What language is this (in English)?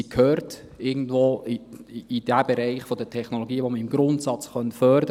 Swiss German